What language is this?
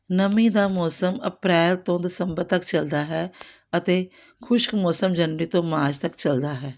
Punjabi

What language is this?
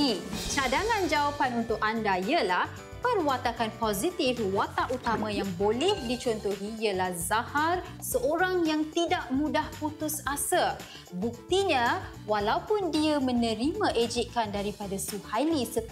Malay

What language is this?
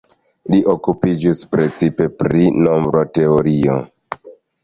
Esperanto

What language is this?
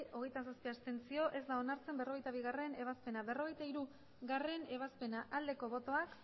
Basque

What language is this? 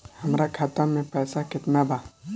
Bhojpuri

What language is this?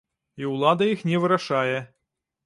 Belarusian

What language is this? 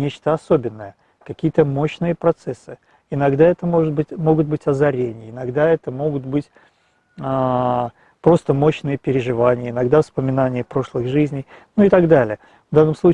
Russian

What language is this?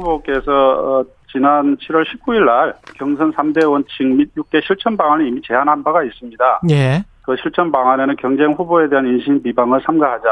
Korean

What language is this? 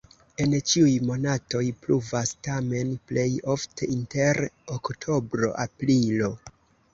Esperanto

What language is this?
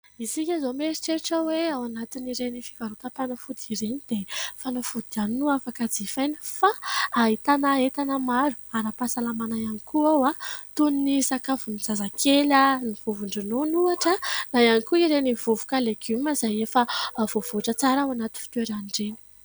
Malagasy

